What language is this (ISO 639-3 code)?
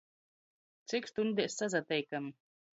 ltg